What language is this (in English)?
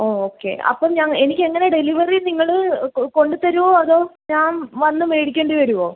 Malayalam